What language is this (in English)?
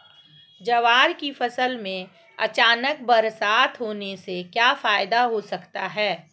Hindi